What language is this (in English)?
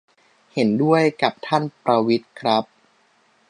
Thai